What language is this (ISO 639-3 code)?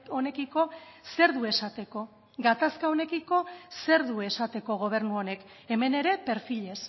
eus